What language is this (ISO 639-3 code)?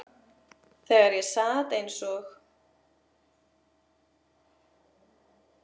isl